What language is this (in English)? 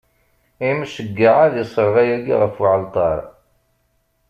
Kabyle